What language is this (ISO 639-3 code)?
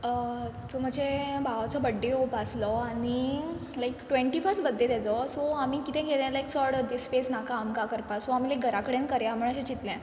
kok